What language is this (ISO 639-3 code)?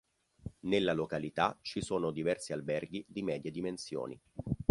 ita